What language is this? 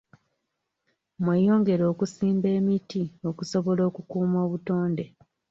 Ganda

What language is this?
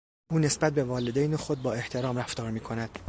Persian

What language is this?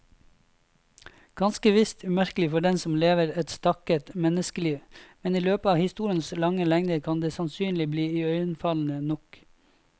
Norwegian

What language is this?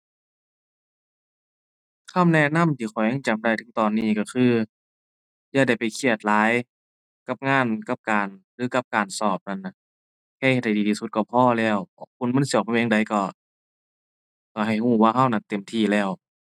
Thai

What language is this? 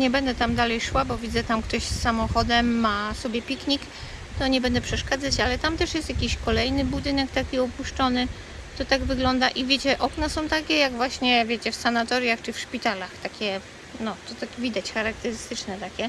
Polish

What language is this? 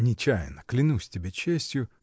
Russian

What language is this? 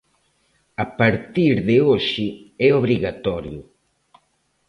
Galician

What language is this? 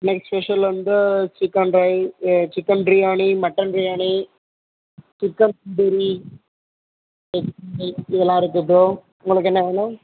Tamil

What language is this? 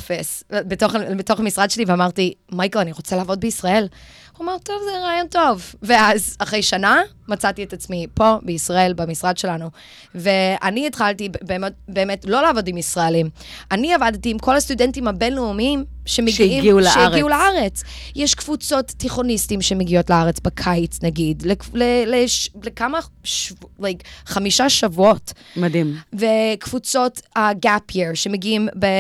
Hebrew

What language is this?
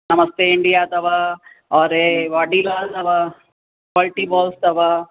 Sindhi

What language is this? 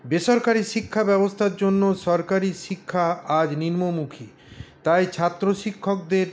Bangla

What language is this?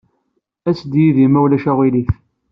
Kabyle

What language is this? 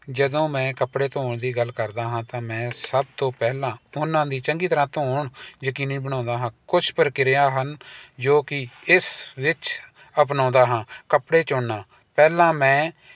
Punjabi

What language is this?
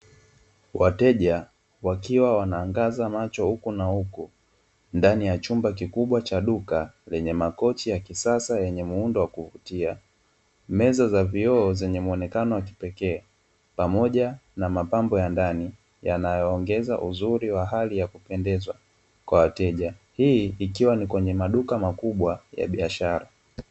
Swahili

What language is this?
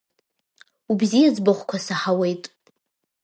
Abkhazian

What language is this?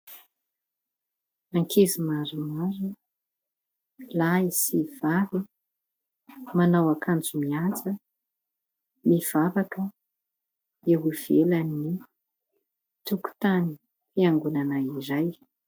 Malagasy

